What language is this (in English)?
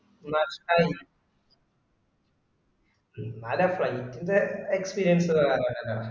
Malayalam